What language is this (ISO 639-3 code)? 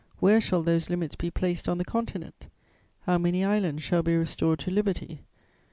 eng